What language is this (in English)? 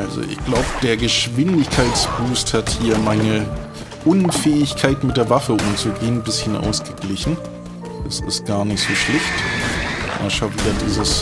German